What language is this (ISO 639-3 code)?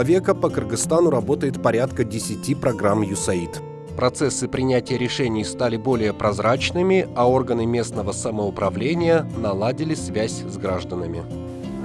rus